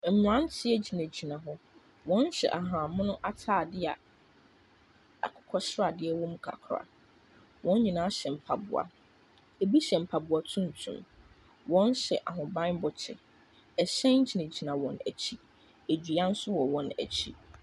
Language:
Akan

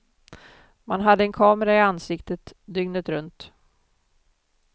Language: Swedish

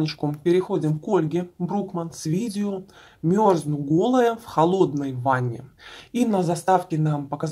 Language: Russian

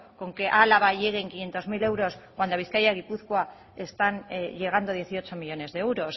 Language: Spanish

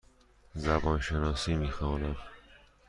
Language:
Persian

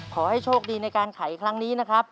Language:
Thai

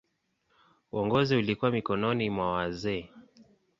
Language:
Swahili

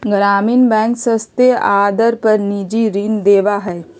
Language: Magahi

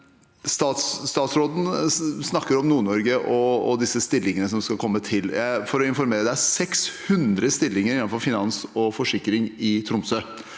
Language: Norwegian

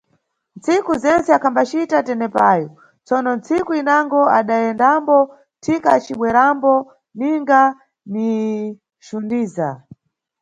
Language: Nyungwe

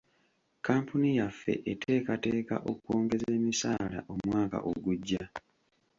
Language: Ganda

